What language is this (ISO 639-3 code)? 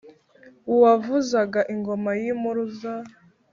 kin